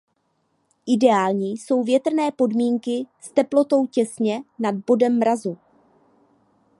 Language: Czech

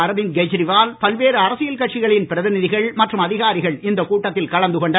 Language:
Tamil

